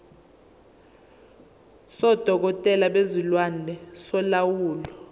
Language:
Zulu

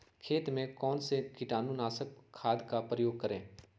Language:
Magahi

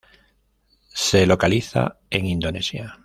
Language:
Spanish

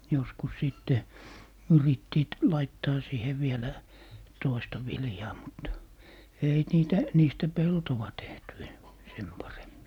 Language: Finnish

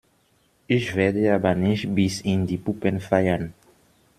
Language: German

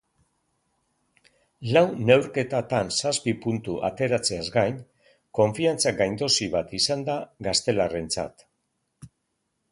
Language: Basque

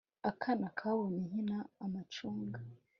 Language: Kinyarwanda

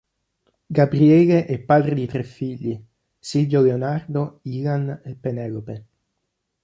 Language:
Italian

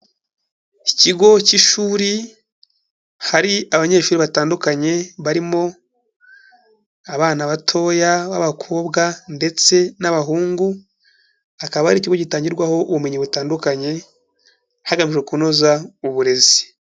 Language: Kinyarwanda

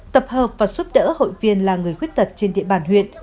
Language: Vietnamese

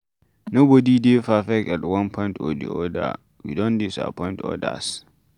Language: Nigerian Pidgin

